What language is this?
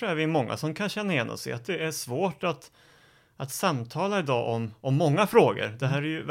Swedish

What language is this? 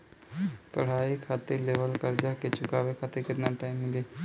Bhojpuri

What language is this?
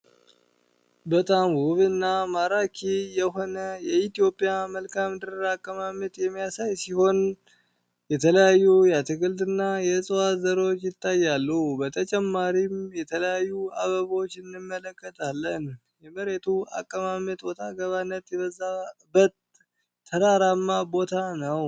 Amharic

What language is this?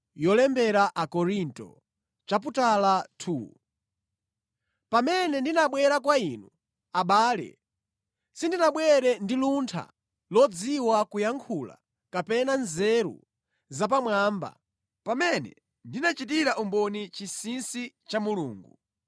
Nyanja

